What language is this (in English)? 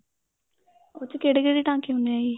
Punjabi